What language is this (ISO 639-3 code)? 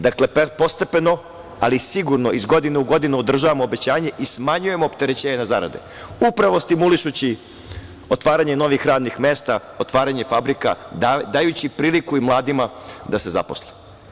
srp